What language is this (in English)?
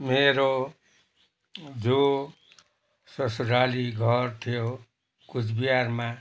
Nepali